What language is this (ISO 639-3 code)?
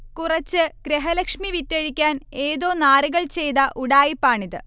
mal